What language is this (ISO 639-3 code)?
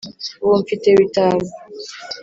kin